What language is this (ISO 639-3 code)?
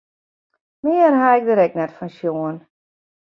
fry